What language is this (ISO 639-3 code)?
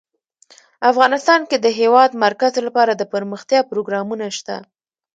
pus